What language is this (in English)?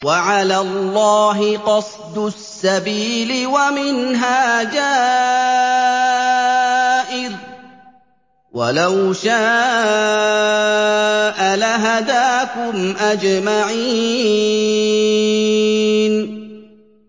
Arabic